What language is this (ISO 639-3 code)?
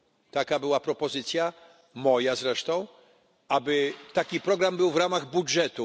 pol